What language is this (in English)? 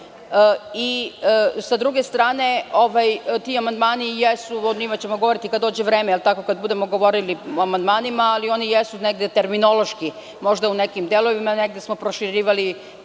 Serbian